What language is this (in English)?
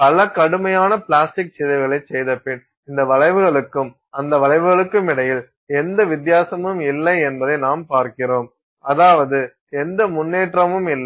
Tamil